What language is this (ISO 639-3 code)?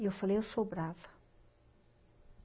por